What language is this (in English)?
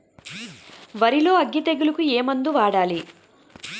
Telugu